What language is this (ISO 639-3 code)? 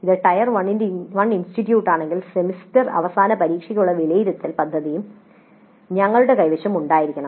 mal